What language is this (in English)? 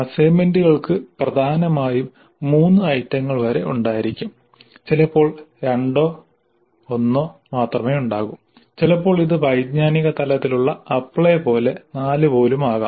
Malayalam